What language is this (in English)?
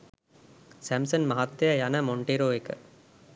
Sinhala